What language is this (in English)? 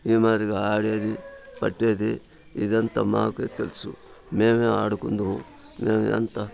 Telugu